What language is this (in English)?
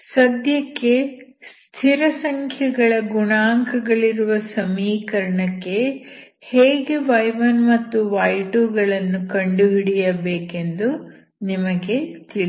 Kannada